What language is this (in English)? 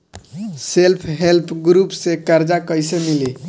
Bhojpuri